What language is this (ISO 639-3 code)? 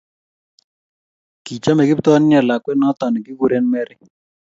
kln